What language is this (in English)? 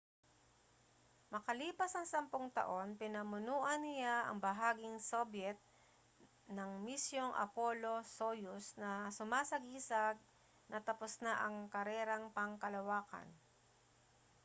Filipino